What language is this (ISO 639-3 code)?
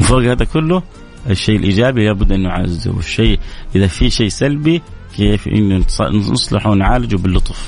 ara